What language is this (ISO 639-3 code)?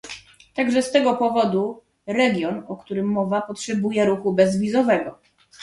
pol